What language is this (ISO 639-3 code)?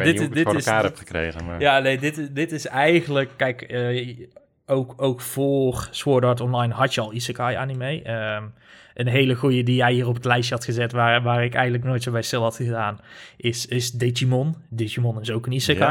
nld